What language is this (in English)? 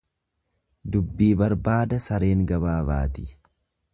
Oromo